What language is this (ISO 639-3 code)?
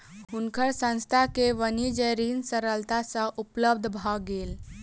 mai